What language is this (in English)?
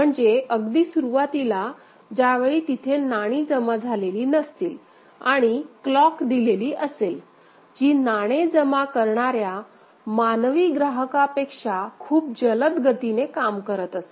Marathi